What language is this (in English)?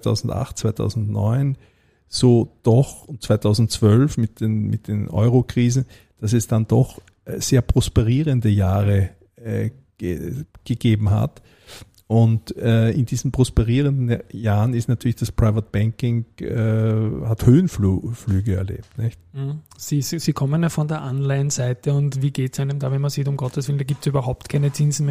German